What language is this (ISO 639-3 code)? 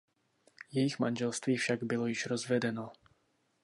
ces